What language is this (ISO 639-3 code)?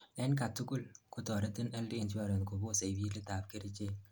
kln